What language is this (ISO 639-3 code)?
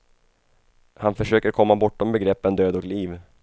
swe